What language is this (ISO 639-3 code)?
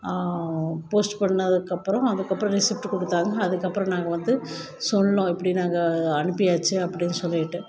tam